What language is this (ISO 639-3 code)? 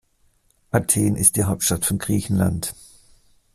deu